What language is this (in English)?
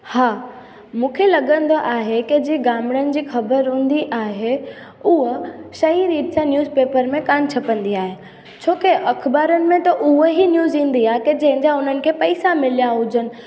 Sindhi